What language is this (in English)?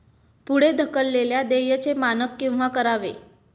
Marathi